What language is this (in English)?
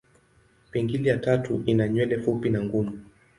Swahili